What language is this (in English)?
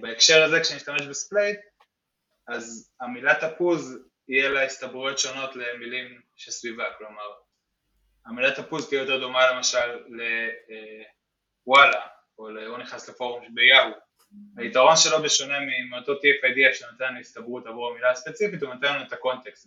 Hebrew